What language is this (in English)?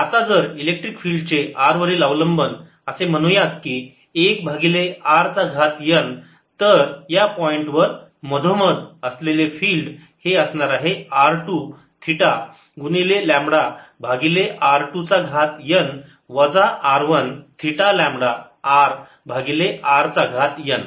Marathi